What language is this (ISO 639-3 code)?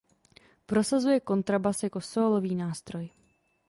ces